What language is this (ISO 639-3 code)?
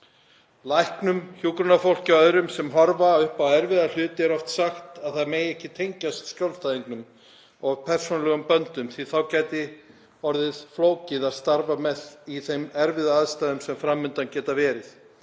isl